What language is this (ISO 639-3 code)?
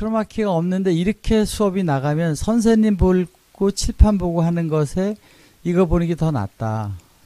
kor